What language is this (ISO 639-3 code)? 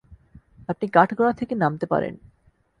ben